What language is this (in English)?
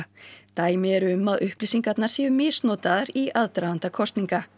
Icelandic